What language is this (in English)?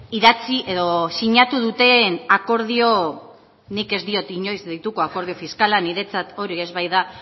Basque